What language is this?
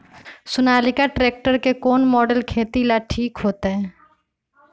Magahi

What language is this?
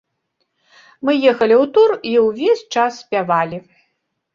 Belarusian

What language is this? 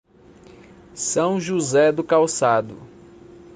Portuguese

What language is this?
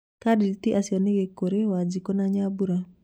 Kikuyu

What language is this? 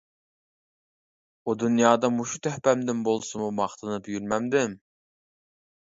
Uyghur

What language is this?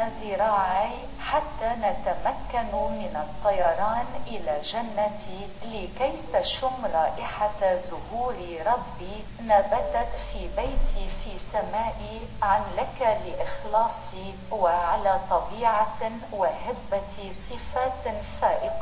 Arabic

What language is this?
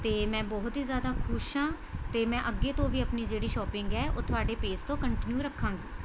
Punjabi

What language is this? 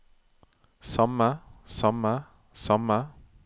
Norwegian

